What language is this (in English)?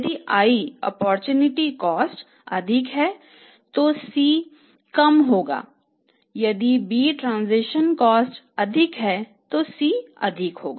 Hindi